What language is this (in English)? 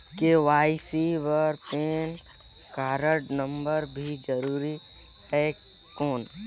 Chhattisgarhi